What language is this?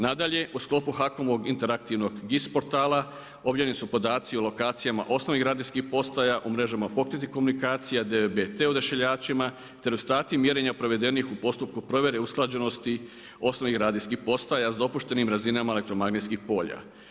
Croatian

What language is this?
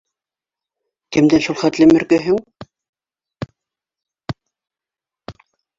Bashkir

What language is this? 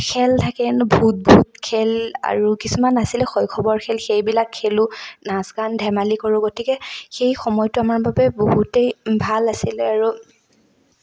Assamese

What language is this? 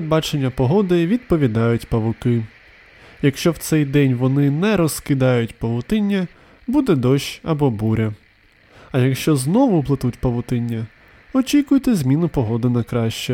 Ukrainian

